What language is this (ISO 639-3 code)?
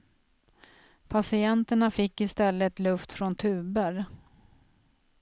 swe